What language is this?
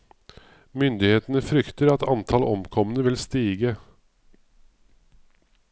Norwegian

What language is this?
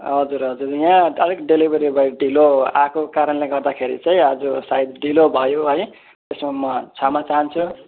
Nepali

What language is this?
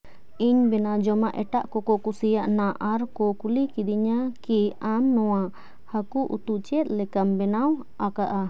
Santali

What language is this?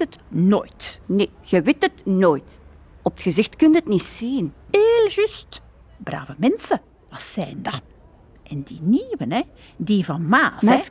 Dutch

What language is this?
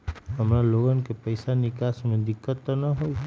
Magahi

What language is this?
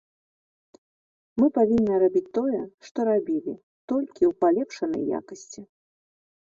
Belarusian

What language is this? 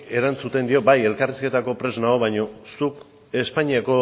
Basque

